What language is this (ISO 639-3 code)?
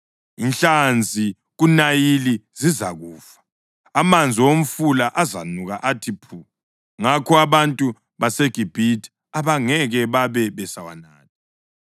nde